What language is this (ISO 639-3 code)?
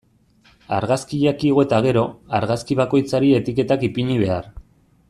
eus